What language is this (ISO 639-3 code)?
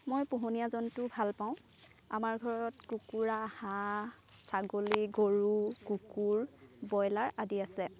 asm